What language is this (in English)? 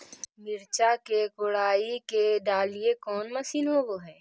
Magahi